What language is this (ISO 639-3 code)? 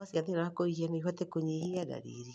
kik